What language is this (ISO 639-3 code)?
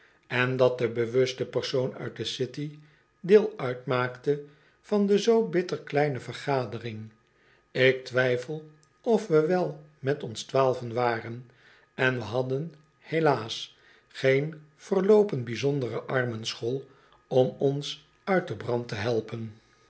nld